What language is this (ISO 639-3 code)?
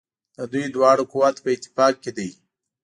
pus